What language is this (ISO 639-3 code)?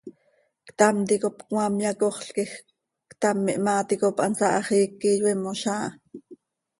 sei